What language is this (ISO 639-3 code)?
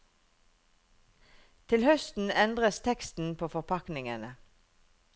nor